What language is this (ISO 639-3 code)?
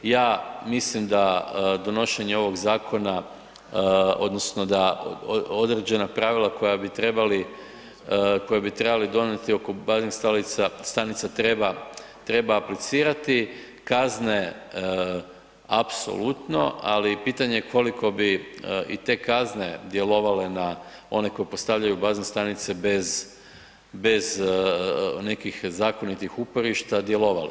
hrv